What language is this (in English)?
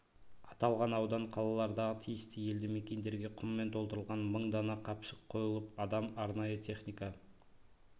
Kazakh